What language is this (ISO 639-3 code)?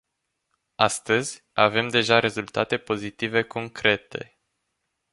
ron